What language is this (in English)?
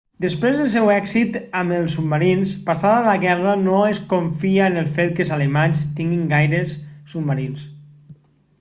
Catalan